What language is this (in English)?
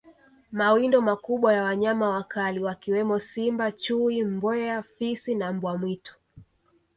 Swahili